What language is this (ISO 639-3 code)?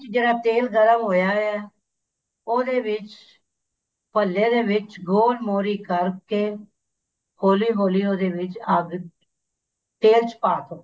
pan